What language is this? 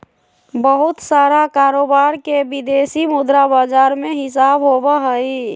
Magahi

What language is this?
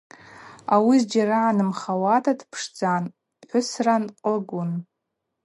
Abaza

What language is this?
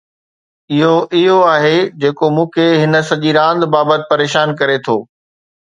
Sindhi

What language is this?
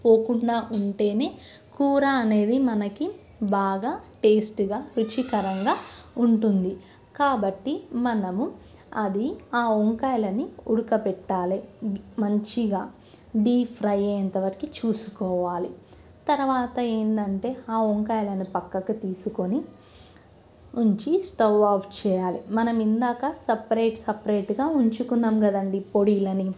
Telugu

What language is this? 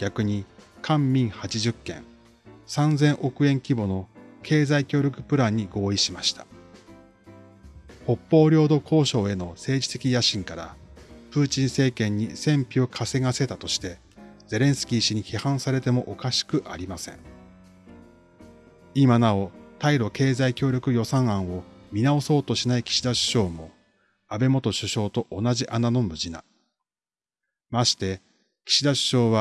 Japanese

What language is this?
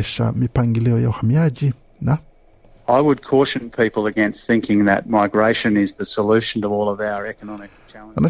Swahili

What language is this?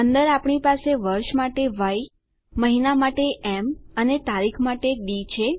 Gujarati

